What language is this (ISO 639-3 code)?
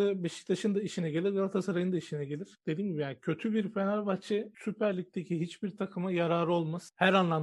tur